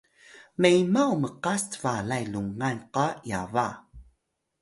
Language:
Atayal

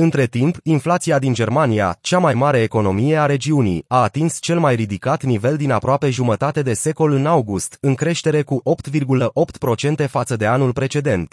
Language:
Romanian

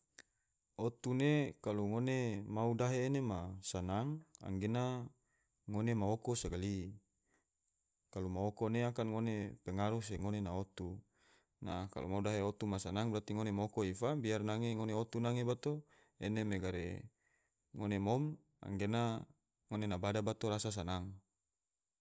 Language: Tidore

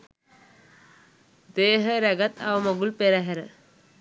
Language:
Sinhala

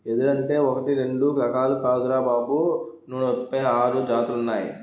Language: Telugu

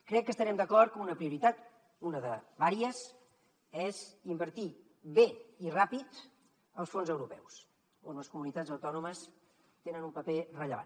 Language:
Catalan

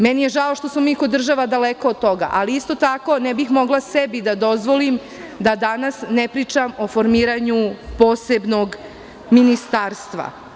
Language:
Serbian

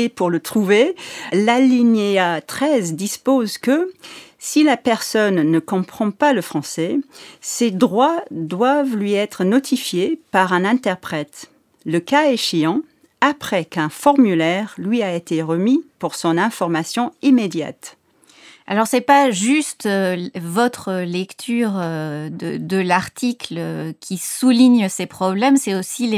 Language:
French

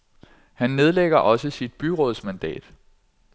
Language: Danish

